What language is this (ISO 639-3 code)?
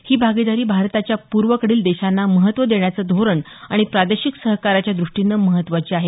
mar